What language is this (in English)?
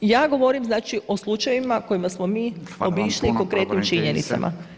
Croatian